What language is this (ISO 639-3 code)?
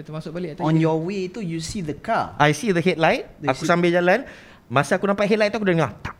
msa